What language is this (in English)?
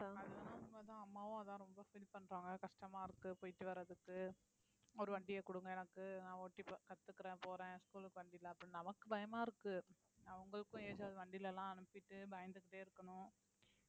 Tamil